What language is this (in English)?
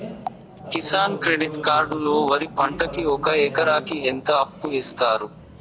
Telugu